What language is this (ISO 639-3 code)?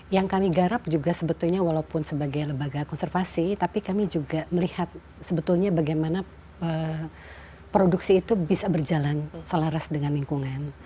ind